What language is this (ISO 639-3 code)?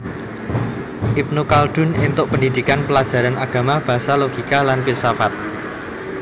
jav